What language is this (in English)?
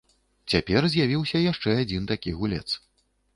Belarusian